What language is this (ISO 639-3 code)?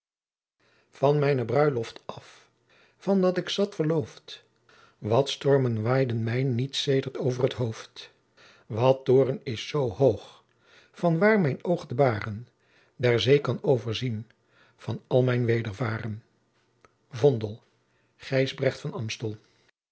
nld